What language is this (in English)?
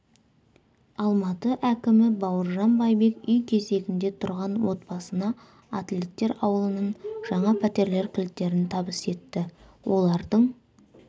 Kazakh